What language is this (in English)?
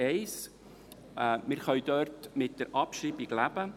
Swiss German